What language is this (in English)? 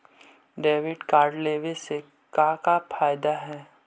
Magahi